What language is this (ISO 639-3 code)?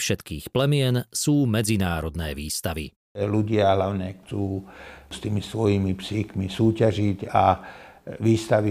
slk